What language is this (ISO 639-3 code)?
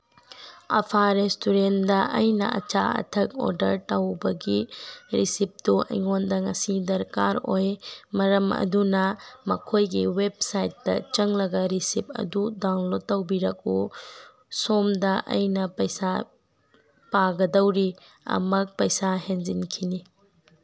mni